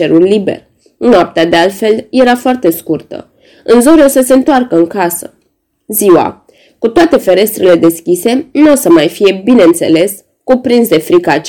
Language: Romanian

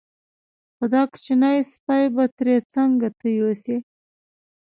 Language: Pashto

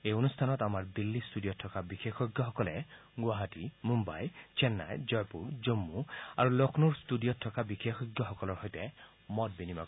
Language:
Assamese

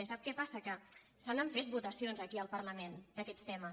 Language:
Catalan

